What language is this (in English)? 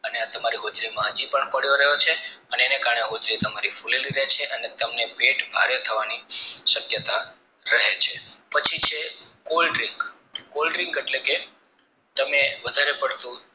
Gujarati